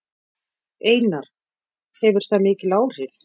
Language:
Icelandic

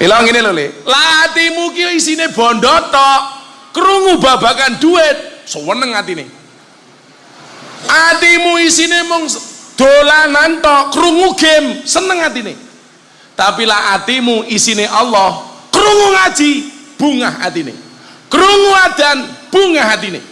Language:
Indonesian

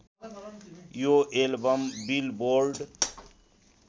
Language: Nepali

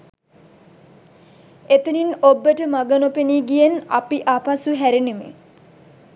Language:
Sinhala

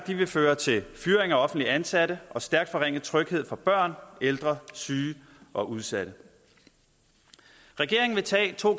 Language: Danish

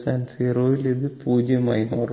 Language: Malayalam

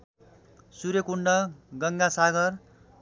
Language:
Nepali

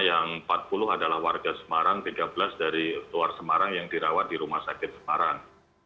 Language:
Indonesian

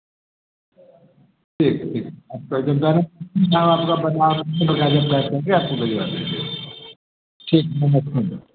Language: Hindi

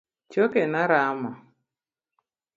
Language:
Luo (Kenya and Tanzania)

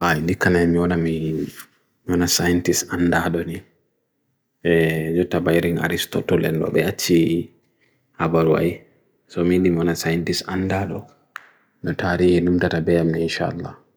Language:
Bagirmi Fulfulde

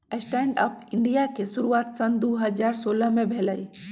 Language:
Magahi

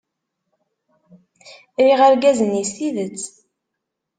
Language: Kabyle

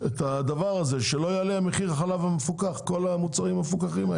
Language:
Hebrew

